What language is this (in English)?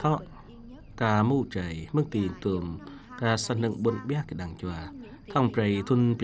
Vietnamese